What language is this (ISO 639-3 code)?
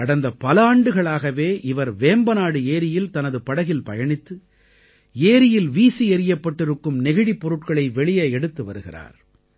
tam